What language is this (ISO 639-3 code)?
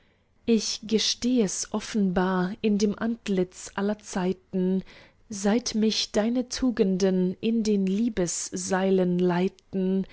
deu